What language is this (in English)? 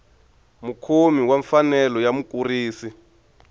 Tsonga